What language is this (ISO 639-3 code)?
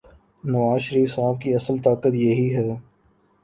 urd